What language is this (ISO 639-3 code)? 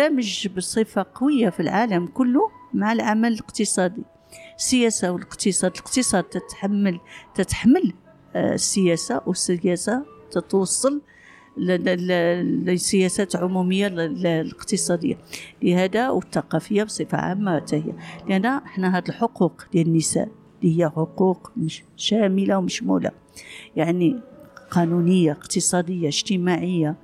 ara